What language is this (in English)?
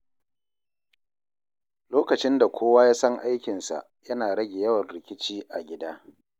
Hausa